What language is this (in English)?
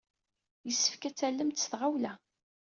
Kabyle